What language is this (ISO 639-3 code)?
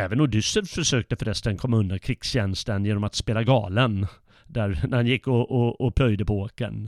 swe